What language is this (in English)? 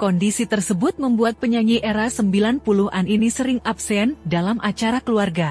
Indonesian